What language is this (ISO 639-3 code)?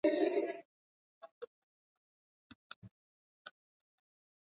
swa